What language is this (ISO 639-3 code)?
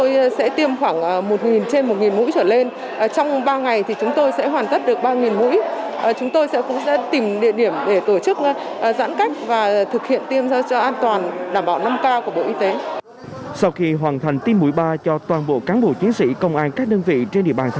vie